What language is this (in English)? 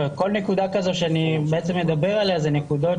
Hebrew